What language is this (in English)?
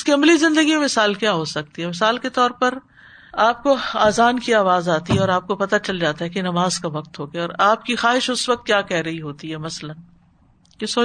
Urdu